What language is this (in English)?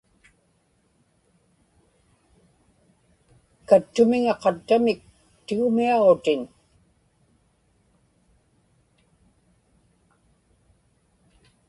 Inupiaq